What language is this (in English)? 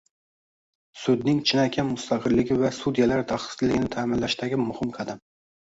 Uzbek